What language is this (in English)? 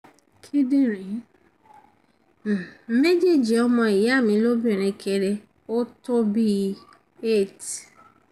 Yoruba